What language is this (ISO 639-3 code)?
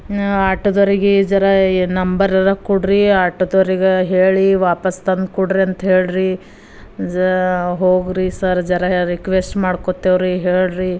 kan